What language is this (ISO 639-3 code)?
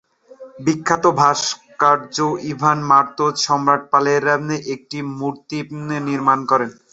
ben